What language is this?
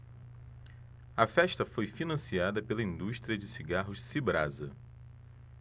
Portuguese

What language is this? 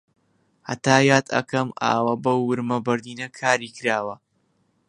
Central Kurdish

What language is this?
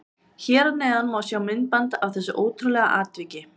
Icelandic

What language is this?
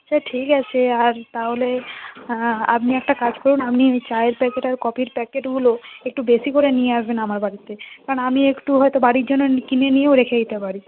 Bangla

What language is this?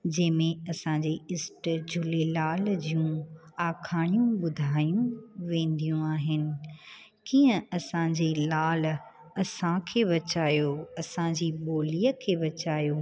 Sindhi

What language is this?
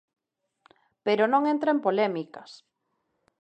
Galician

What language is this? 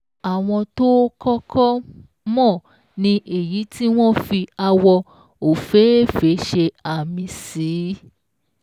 Yoruba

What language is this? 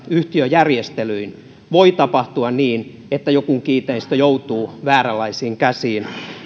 Finnish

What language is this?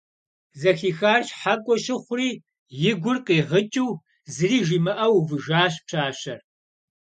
Kabardian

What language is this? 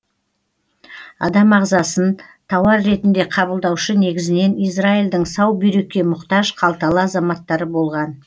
Kazakh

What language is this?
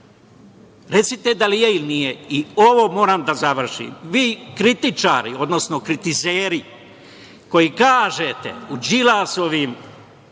Serbian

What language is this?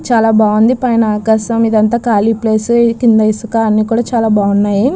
Telugu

